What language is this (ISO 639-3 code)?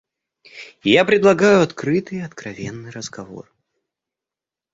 rus